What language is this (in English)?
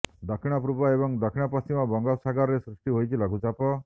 Odia